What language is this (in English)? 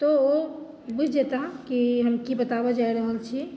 Maithili